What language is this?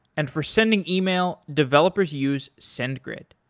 English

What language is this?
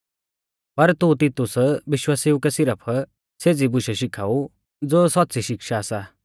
Mahasu Pahari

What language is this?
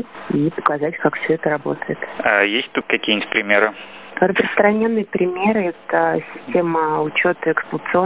Russian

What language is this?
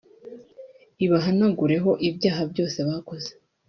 Kinyarwanda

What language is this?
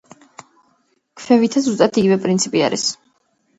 Georgian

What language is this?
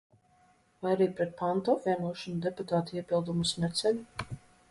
Latvian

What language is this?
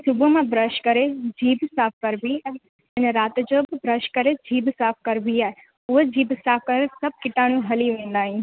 Sindhi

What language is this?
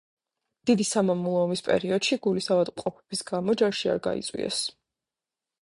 Georgian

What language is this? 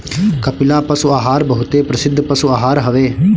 Bhojpuri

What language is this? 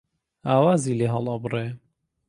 Central Kurdish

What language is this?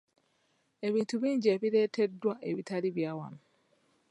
Ganda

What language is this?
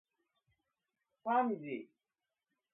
Japanese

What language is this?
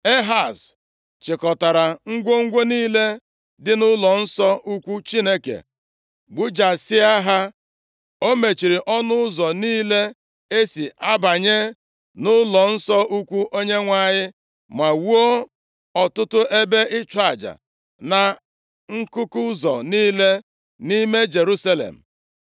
Igbo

